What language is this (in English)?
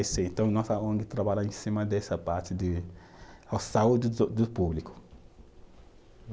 Portuguese